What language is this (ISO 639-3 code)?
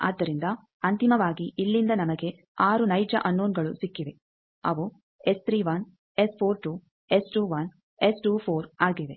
kan